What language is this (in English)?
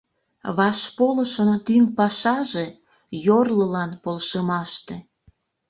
Mari